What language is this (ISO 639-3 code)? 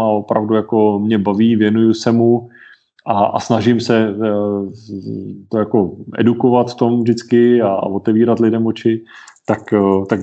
ces